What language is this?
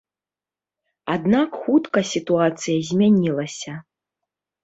Belarusian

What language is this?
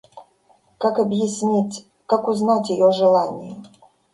Russian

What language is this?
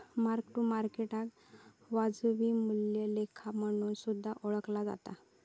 Marathi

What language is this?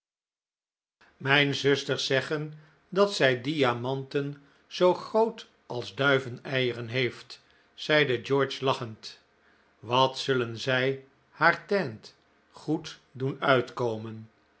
Dutch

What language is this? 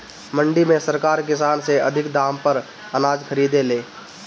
Bhojpuri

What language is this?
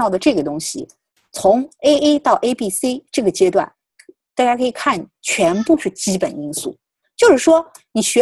Chinese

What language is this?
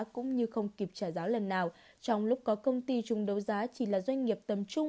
Vietnamese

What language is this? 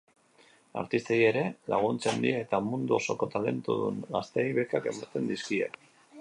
Basque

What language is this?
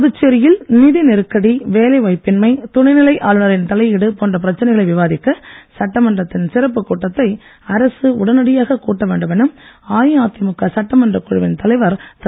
Tamil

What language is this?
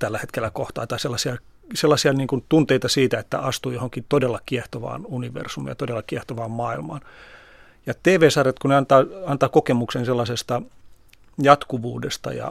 Finnish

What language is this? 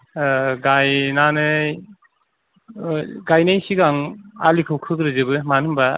Bodo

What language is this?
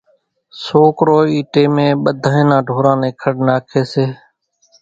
Kachi Koli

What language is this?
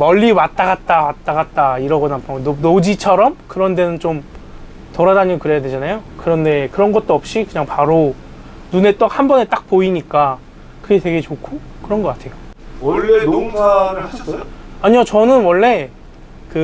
Korean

